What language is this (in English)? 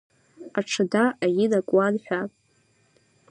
Abkhazian